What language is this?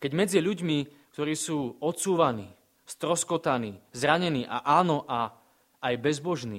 Slovak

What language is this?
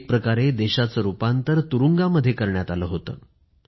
Marathi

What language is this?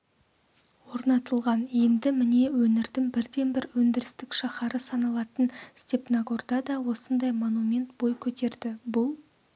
Kazakh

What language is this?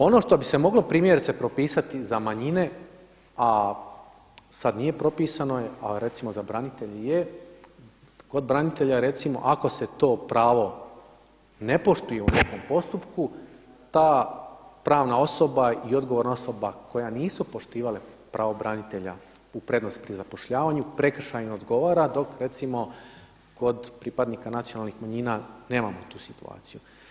Croatian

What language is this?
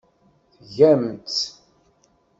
Kabyle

